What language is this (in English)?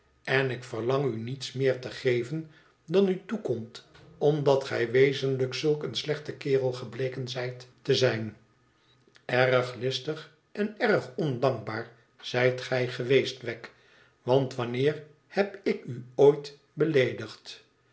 Dutch